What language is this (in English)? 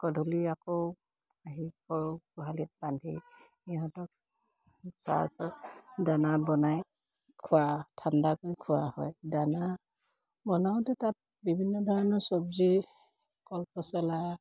Assamese